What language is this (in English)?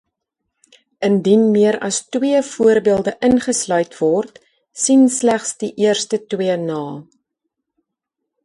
Afrikaans